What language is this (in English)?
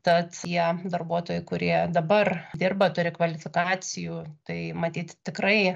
Lithuanian